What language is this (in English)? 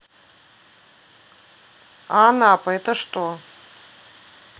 Russian